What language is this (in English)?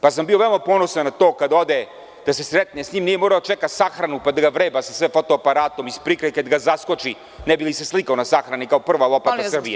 Serbian